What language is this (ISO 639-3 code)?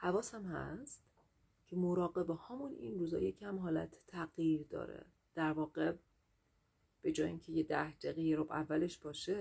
fas